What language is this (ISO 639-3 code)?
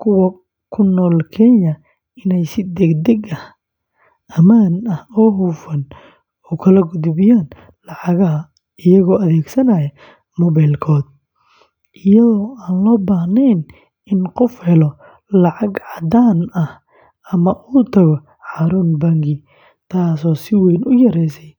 som